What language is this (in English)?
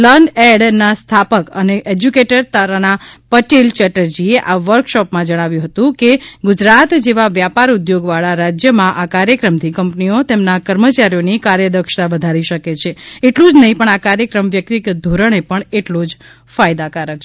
Gujarati